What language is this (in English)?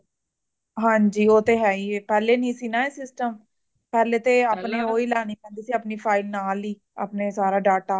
Punjabi